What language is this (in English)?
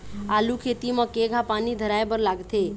Chhattisgarhi